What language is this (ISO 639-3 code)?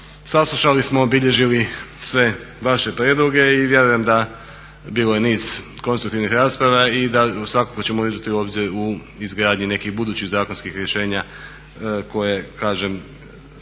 hrv